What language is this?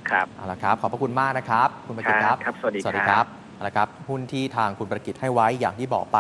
Thai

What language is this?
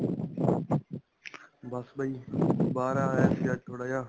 Punjabi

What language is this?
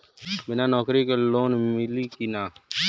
Bhojpuri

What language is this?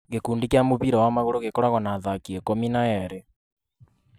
Kikuyu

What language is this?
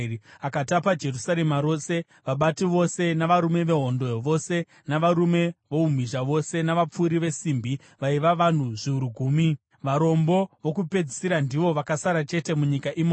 Shona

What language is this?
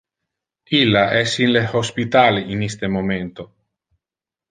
Interlingua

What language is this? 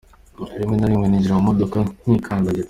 Kinyarwanda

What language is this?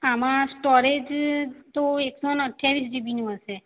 Gujarati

